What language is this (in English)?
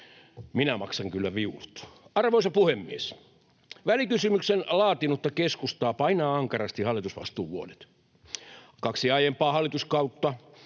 Finnish